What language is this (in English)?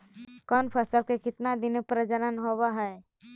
Magahi